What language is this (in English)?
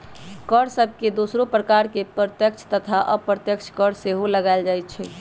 Magahi